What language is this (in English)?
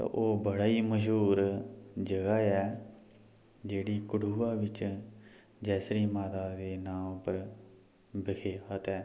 Dogri